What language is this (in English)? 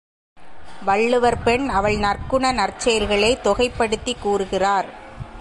Tamil